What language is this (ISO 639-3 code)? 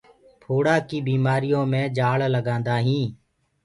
ggg